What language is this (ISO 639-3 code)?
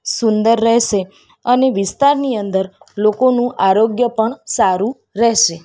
guj